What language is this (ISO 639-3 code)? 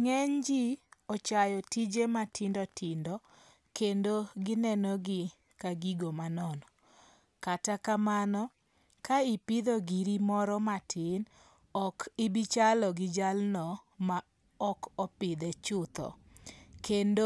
luo